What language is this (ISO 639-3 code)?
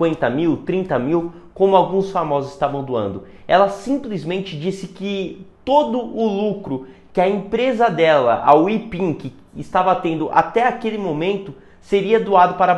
por